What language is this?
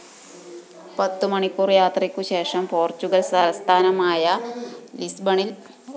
Malayalam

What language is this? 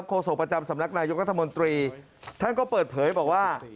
Thai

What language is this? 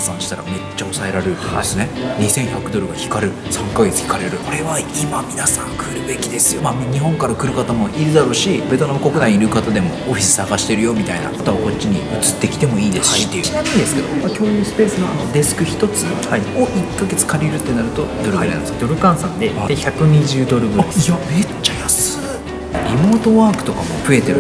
Japanese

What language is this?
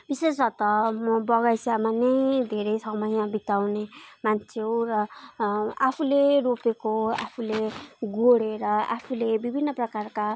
Nepali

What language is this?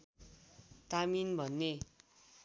Nepali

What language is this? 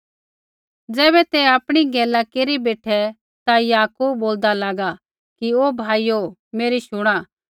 Kullu Pahari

